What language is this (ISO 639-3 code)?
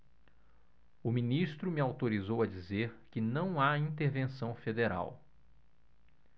por